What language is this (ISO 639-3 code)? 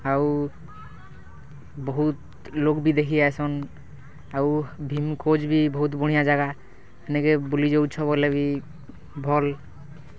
ori